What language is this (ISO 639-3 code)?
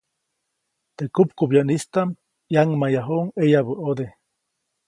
zoc